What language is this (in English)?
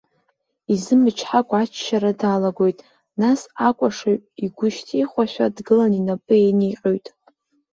Abkhazian